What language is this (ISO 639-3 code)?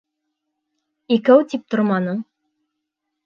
bak